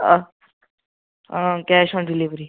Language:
Kashmiri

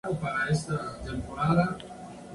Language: Spanish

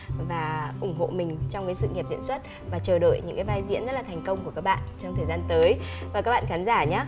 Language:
Vietnamese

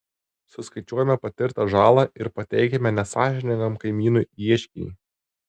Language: Lithuanian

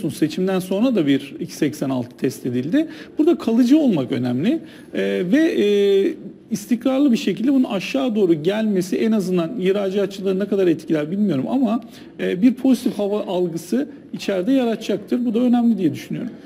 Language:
Turkish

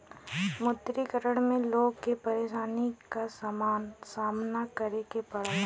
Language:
Bhojpuri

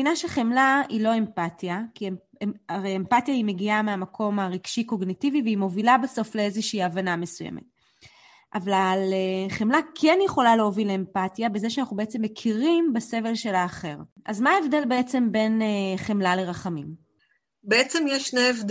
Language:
Hebrew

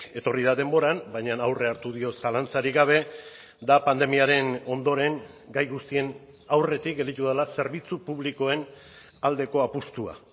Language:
Basque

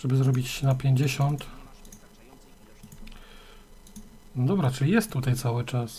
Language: Polish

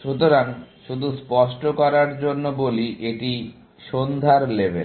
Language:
Bangla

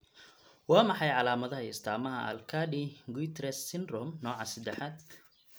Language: Somali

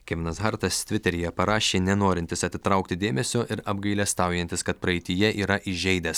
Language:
Lithuanian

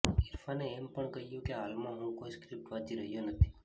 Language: Gujarati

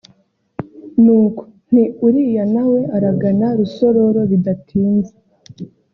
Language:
Kinyarwanda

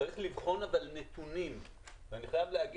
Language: Hebrew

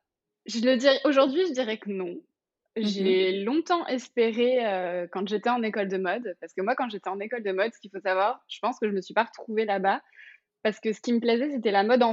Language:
French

